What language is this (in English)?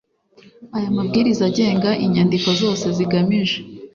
Kinyarwanda